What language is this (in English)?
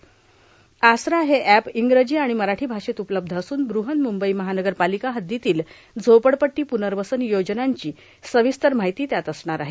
Marathi